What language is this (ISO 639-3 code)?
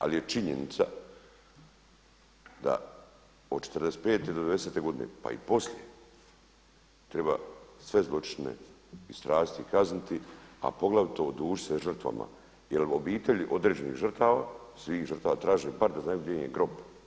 hrv